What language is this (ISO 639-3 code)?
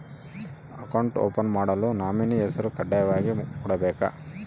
kan